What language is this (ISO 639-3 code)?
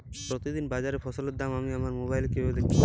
ben